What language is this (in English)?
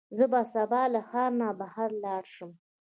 Pashto